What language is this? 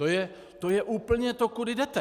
Czech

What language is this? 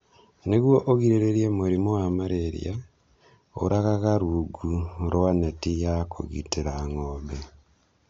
Kikuyu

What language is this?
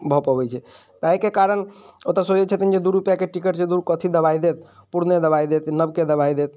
Maithili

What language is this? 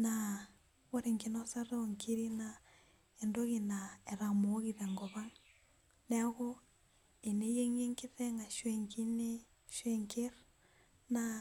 Masai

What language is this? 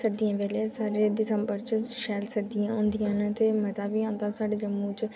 Dogri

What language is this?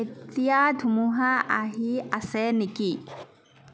Assamese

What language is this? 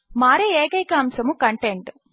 Telugu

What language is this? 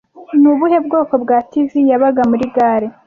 Kinyarwanda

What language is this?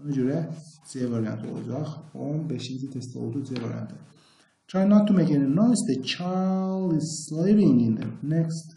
Turkish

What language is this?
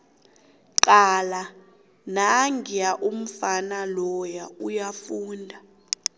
South Ndebele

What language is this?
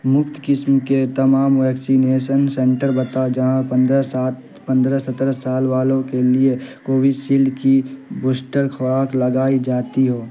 Urdu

